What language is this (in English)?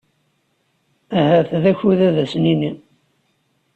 Kabyle